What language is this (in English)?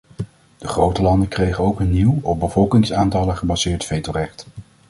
Dutch